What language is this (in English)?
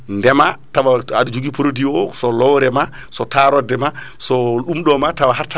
Fula